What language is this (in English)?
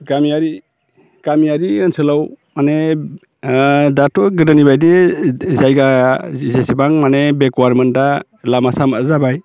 Bodo